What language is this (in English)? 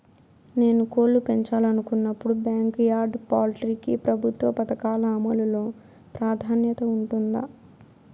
Telugu